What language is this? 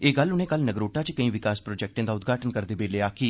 Dogri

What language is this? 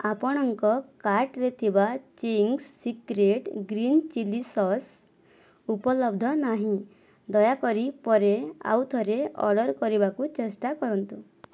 Odia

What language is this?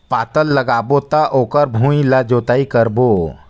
Chhattisgarhi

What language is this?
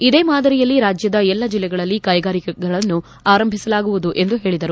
Kannada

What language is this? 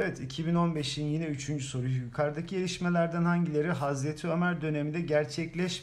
Turkish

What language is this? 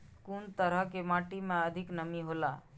Maithili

